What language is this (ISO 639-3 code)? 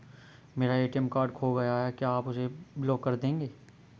hin